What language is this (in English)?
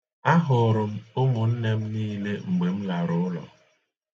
Igbo